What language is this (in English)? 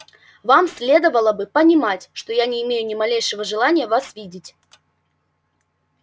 Russian